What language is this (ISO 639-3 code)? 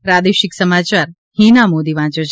guj